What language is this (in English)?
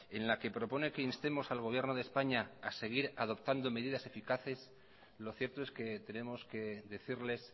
Spanish